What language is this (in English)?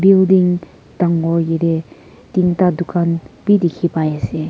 Naga Pidgin